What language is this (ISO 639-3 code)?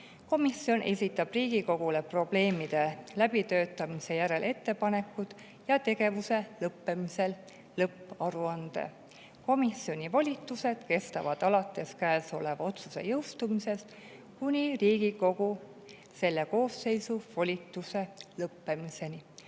est